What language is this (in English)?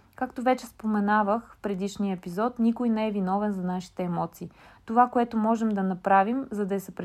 Bulgarian